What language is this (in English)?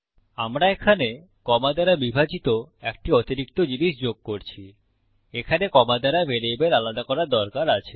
Bangla